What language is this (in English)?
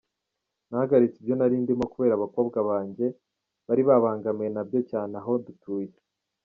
Kinyarwanda